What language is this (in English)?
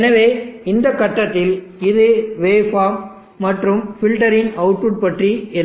Tamil